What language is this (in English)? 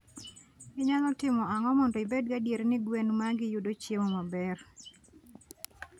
Luo (Kenya and Tanzania)